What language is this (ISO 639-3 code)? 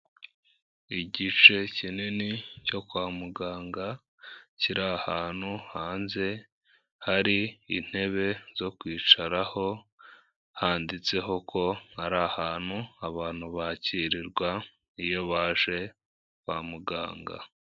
kin